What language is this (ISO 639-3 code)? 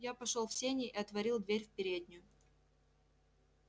rus